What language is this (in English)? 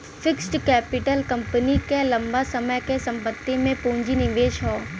Bhojpuri